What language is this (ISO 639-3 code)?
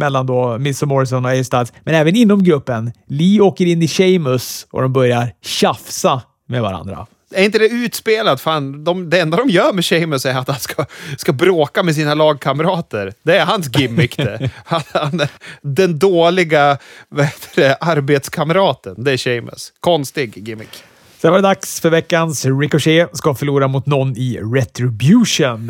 swe